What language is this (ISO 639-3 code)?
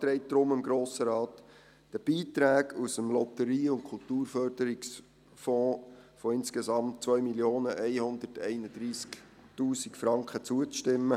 gsw